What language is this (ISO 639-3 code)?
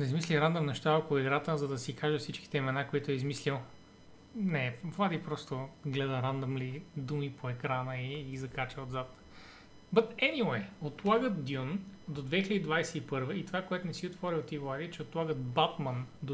bul